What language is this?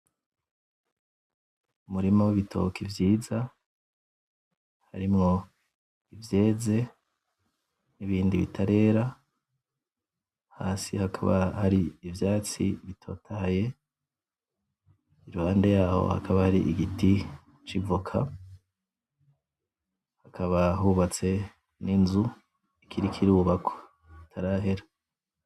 Rundi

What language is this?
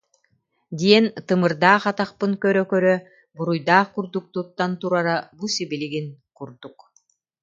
Yakut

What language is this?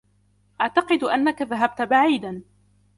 Arabic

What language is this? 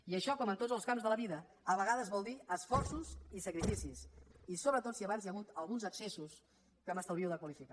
Catalan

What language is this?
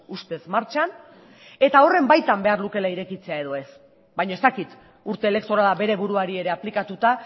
Basque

